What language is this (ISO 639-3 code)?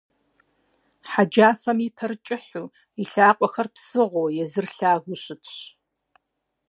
kbd